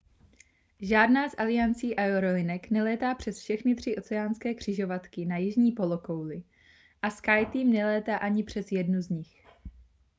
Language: Czech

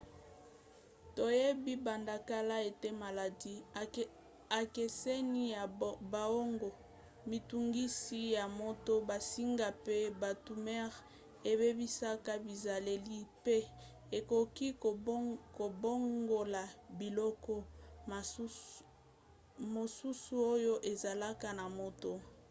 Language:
Lingala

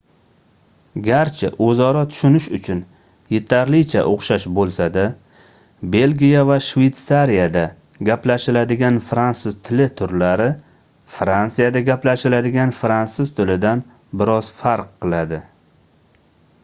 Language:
Uzbek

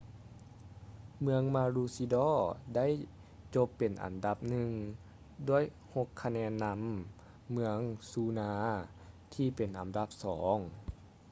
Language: Lao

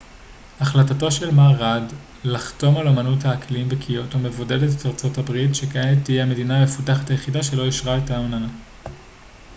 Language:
Hebrew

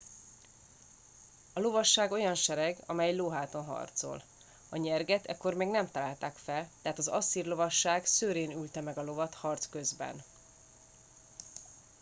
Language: Hungarian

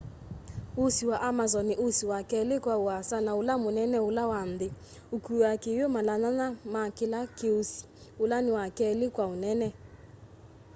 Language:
Kamba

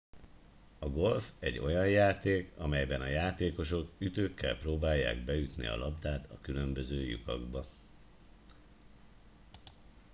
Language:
Hungarian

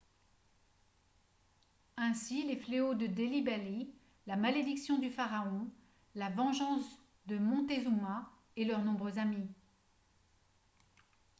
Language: French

